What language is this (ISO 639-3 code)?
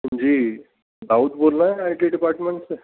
urd